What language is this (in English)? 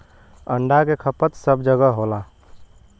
Bhojpuri